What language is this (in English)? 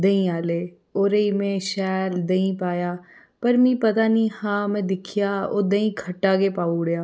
Dogri